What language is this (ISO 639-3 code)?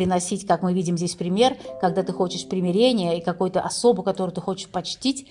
rus